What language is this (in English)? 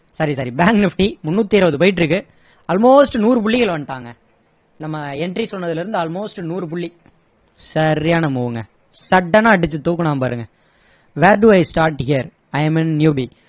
Tamil